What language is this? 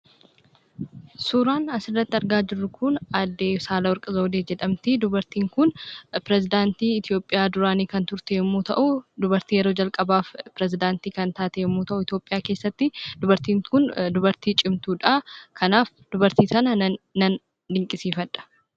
Oromo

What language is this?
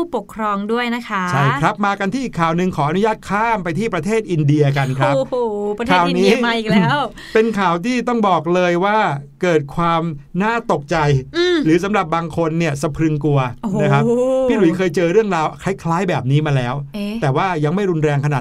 Thai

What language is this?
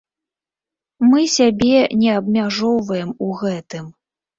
Belarusian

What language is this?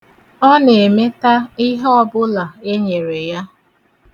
Igbo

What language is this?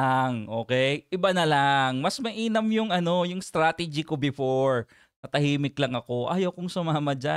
Filipino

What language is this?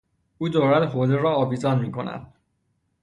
Persian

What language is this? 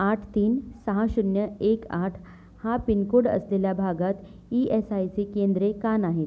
Marathi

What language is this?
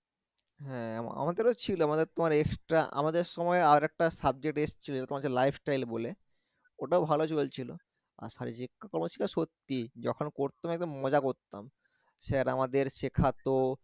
Bangla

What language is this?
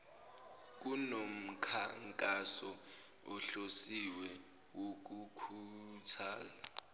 Zulu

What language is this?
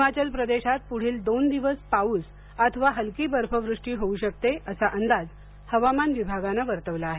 Marathi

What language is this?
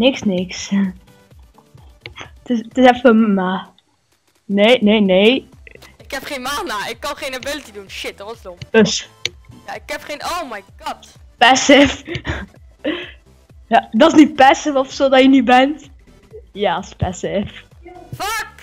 Dutch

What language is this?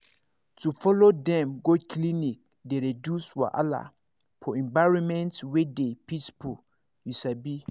Nigerian Pidgin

